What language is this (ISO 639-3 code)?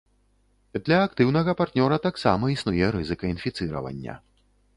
bel